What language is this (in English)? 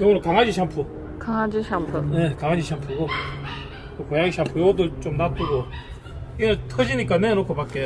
Korean